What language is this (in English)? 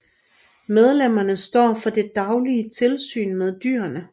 Danish